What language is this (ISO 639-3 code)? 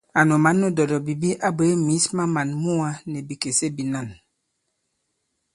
abb